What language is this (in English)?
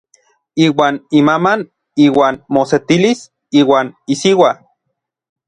Orizaba Nahuatl